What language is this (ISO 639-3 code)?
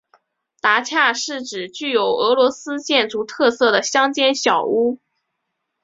zho